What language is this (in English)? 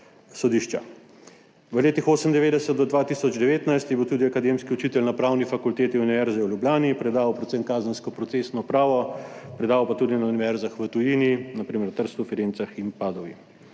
Slovenian